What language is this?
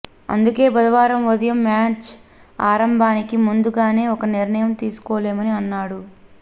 Telugu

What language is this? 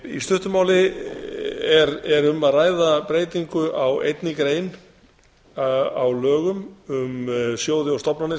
Icelandic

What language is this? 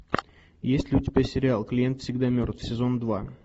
Russian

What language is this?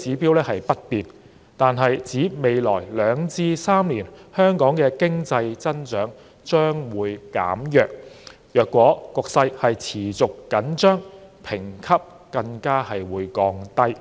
Cantonese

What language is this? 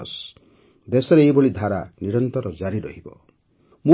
Odia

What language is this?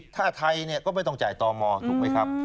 Thai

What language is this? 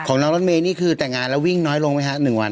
Thai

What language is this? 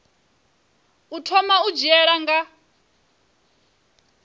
Venda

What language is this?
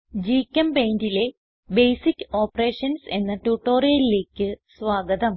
Malayalam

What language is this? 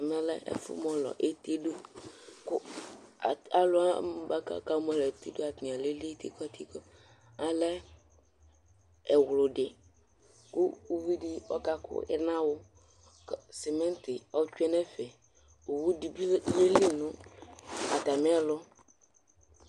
Ikposo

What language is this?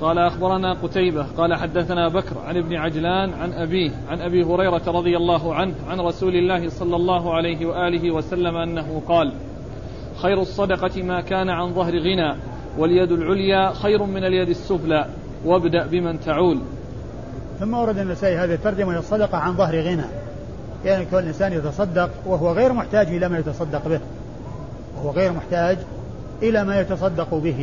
Arabic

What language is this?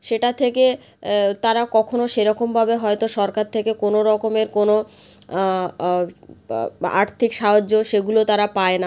Bangla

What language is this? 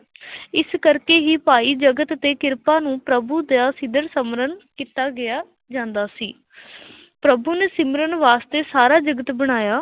Punjabi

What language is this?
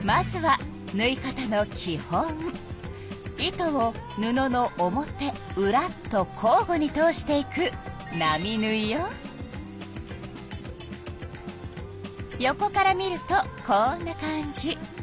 Japanese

